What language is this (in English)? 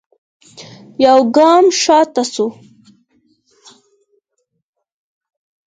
Pashto